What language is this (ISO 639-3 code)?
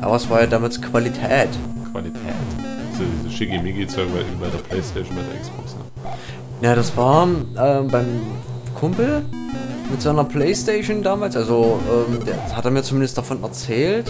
deu